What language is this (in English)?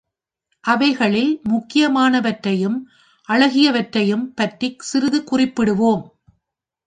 Tamil